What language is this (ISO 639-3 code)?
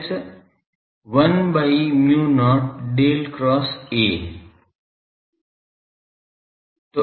hin